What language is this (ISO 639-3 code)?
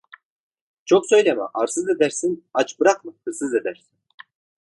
tur